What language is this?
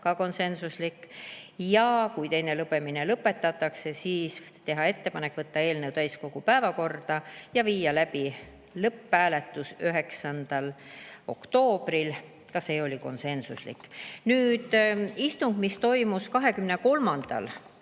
Estonian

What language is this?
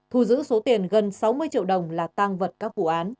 Vietnamese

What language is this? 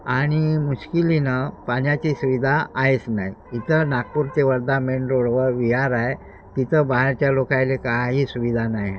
Marathi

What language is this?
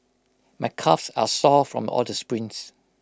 English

